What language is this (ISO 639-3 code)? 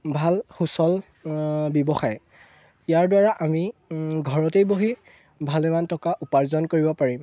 asm